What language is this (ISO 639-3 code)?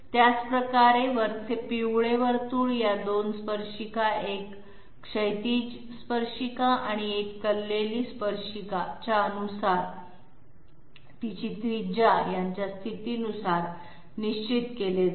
mar